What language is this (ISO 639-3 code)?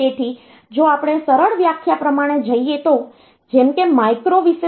guj